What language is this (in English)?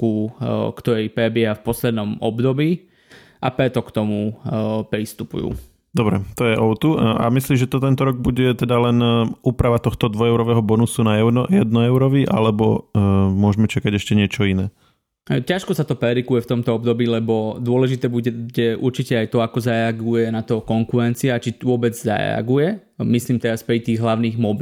Slovak